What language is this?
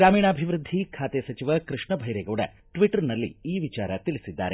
Kannada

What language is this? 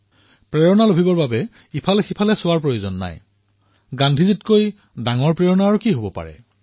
Assamese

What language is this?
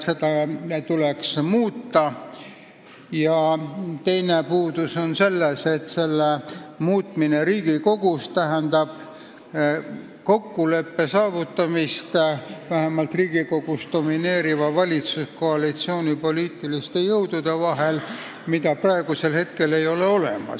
Estonian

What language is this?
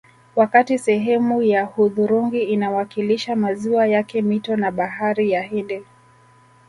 Swahili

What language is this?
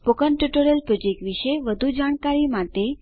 Gujarati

